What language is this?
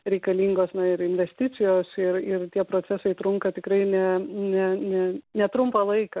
Lithuanian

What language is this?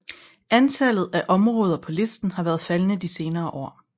Danish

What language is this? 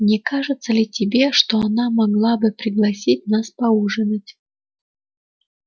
Russian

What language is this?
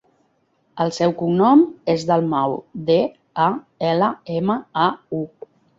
Catalan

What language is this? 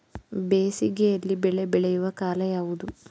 Kannada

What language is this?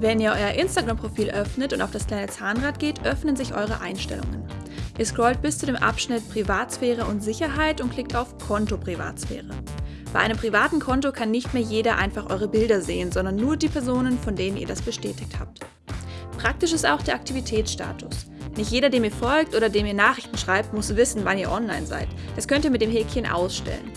German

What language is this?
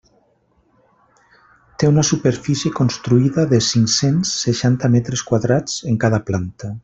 Catalan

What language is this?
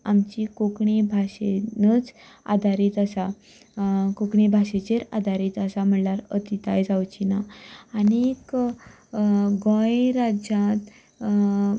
Konkani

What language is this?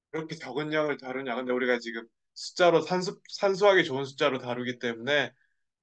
Korean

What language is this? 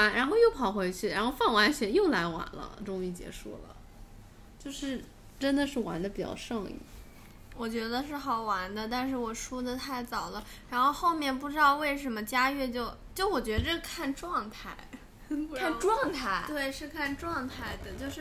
Chinese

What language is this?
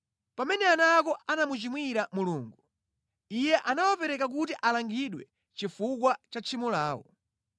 Nyanja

